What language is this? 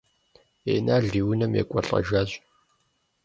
Kabardian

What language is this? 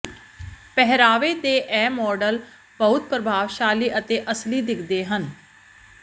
Punjabi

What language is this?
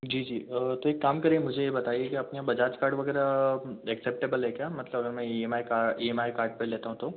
Hindi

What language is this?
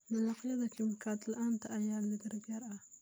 Somali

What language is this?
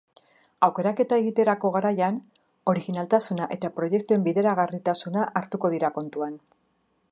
Basque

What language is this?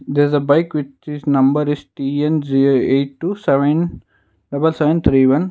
English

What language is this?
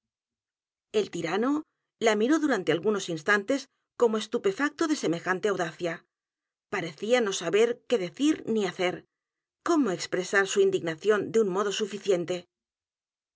Spanish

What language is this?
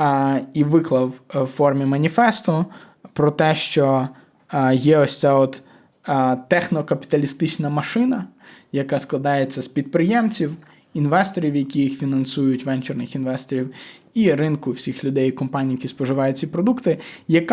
Ukrainian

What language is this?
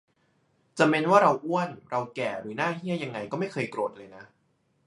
Thai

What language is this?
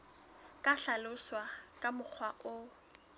Southern Sotho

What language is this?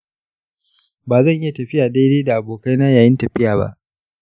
Hausa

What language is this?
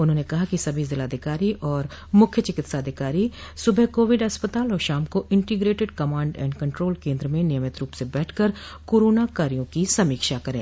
Hindi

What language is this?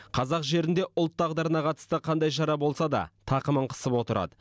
Kazakh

